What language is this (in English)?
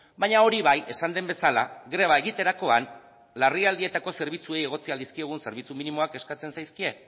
Basque